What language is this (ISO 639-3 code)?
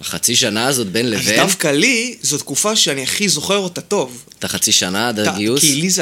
heb